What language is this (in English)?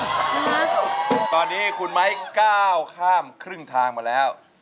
Thai